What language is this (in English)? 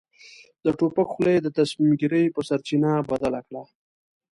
Pashto